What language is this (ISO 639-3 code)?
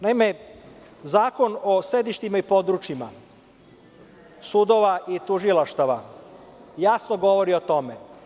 srp